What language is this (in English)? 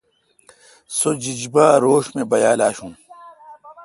Kalkoti